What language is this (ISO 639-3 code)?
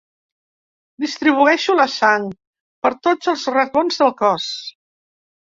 cat